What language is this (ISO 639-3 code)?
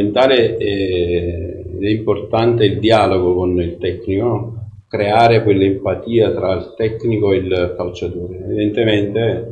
ita